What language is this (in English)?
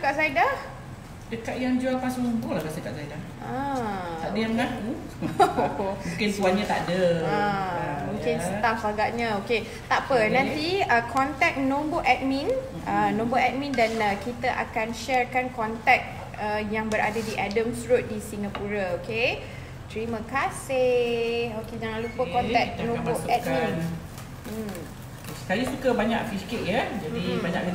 Malay